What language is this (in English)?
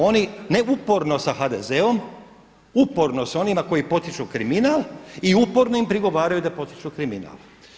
Croatian